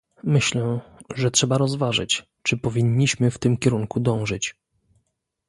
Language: Polish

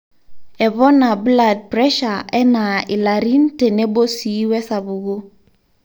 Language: Masai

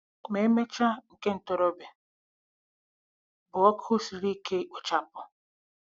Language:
Igbo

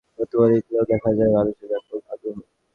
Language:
Bangla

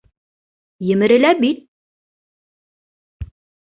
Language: Bashkir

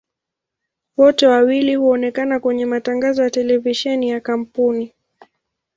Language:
Swahili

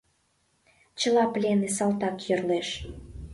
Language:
Mari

